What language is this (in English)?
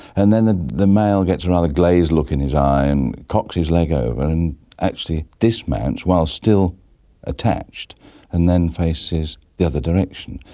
English